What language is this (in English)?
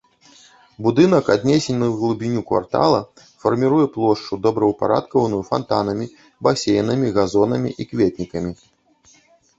Belarusian